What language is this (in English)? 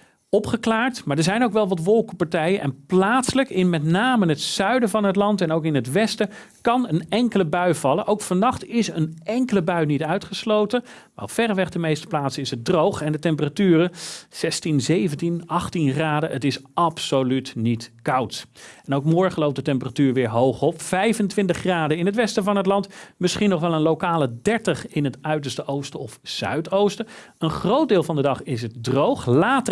Dutch